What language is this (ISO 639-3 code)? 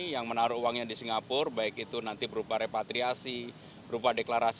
ind